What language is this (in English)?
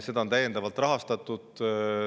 Estonian